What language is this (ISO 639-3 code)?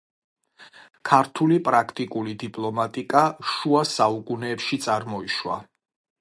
kat